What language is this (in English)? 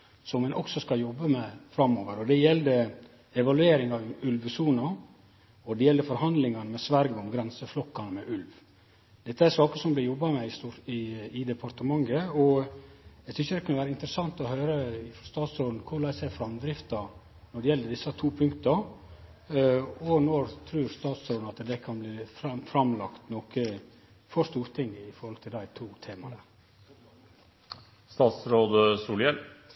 Norwegian Nynorsk